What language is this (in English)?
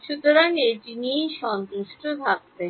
Bangla